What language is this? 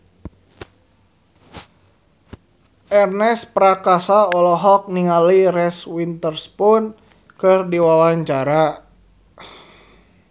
Sundanese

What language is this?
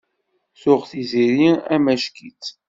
Kabyle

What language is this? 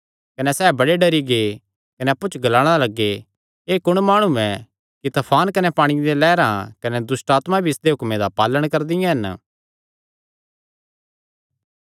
Kangri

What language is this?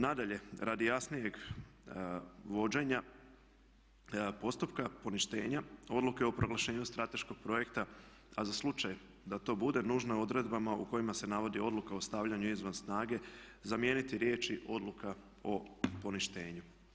Croatian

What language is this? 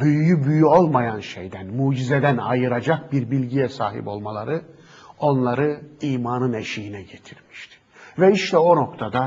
Turkish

